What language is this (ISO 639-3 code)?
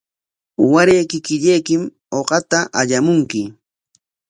qwa